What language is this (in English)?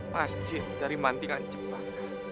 Indonesian